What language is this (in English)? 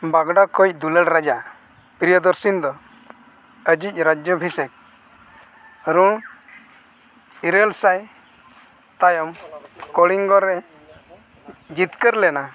Santali